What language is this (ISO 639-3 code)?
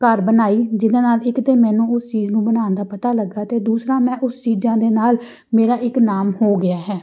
pan